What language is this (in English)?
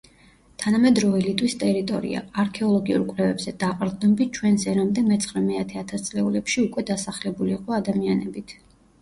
Georgian